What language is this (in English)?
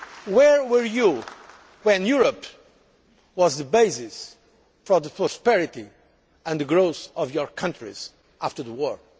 English